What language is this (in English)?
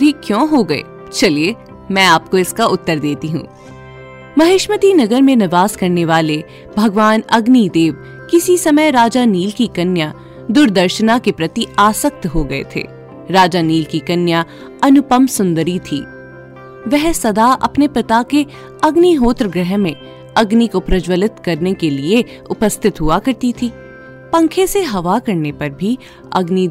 Hindi